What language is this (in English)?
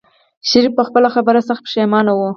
Pashto